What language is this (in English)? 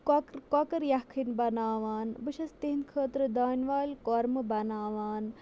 Kashmiri